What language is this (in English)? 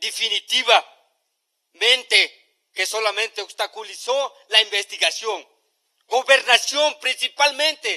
Spanish